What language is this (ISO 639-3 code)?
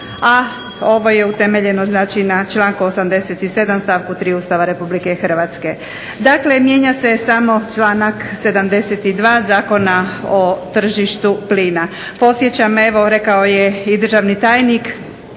hrv